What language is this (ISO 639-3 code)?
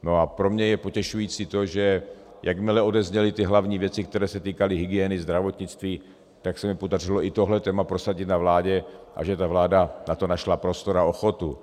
ces